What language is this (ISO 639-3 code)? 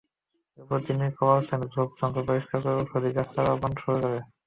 ben